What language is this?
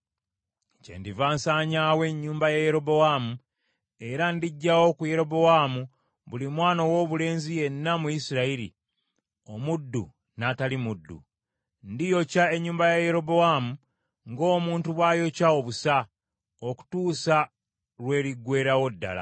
Ganda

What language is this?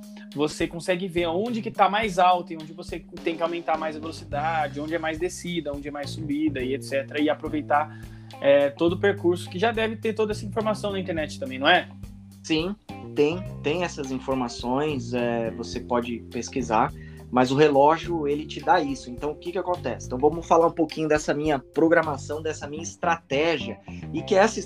Portuguese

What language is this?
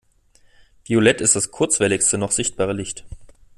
German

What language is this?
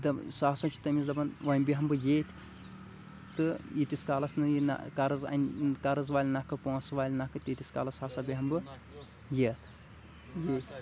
Kashmiri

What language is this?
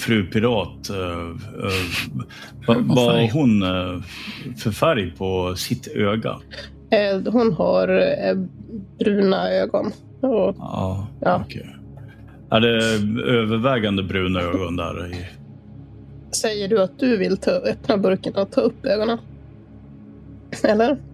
Swedish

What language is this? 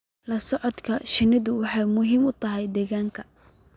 Somali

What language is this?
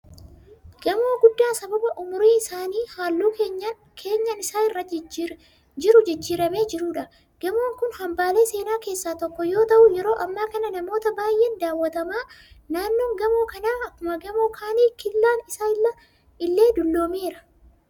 Oromo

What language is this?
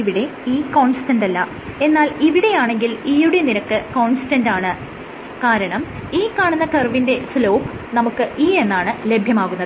Malayalam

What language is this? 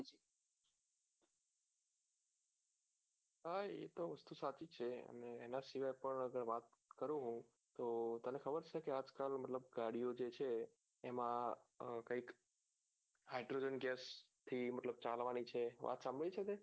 Gujarati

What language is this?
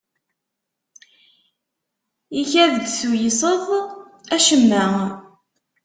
Kabyle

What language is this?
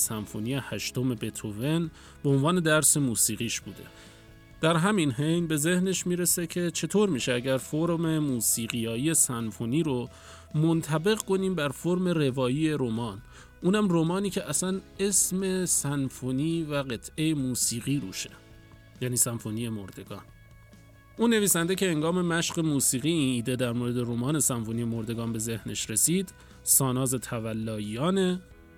Persian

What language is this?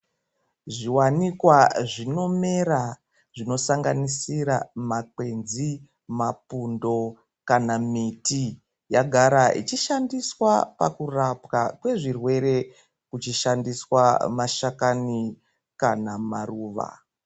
Ndau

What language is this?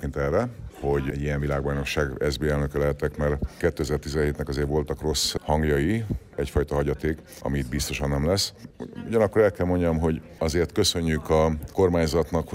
Hungarian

